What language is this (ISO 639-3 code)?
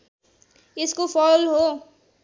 nep